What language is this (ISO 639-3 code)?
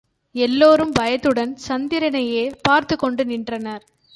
tam